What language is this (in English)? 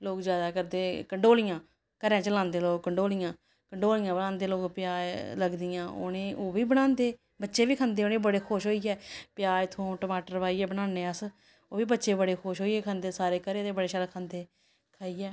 Dogri